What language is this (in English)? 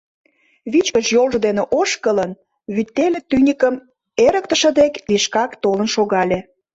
Mari